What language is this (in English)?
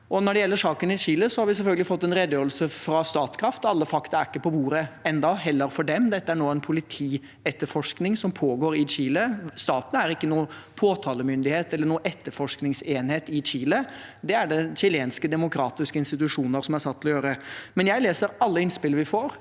Norwegian